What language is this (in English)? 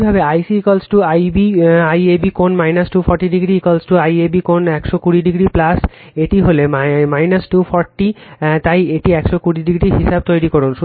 Bangla